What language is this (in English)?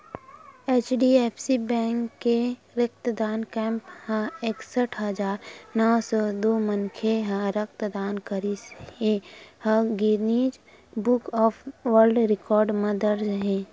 Chhattisgarhi